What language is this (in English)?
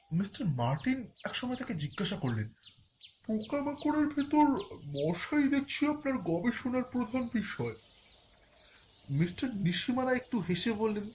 Bangla